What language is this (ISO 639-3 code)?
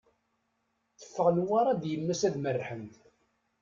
kab